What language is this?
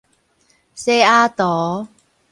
Min Nan Chinese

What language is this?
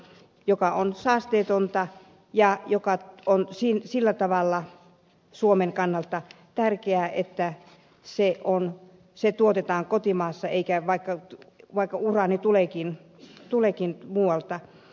Finnish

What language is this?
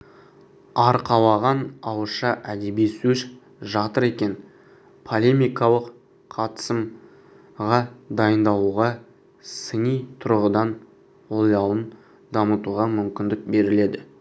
Kazakh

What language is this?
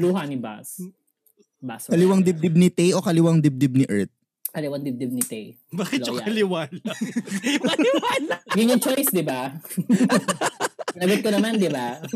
Filipino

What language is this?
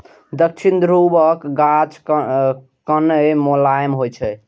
Maithili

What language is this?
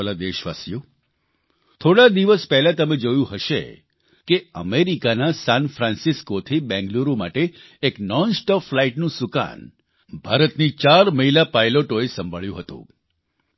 Gujarati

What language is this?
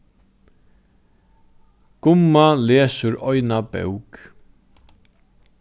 Faroese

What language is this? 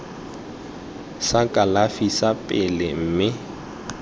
Tswana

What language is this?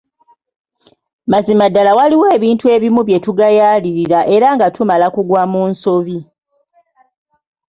Ganda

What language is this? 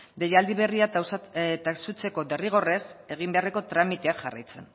Basque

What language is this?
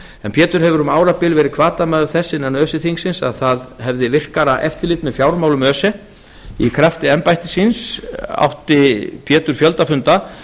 Icelandic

